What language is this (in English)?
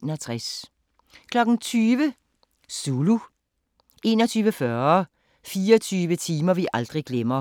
Danish